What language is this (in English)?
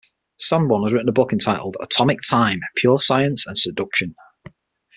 English